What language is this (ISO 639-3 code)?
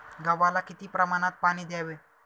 mar